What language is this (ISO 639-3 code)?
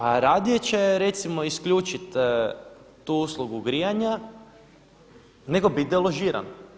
hrv